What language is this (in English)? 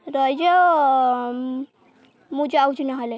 Odia